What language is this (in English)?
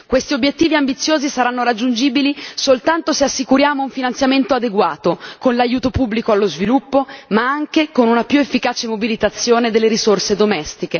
Italian